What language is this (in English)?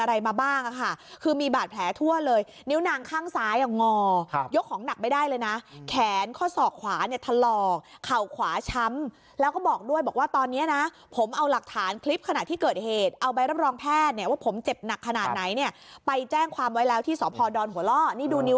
Thai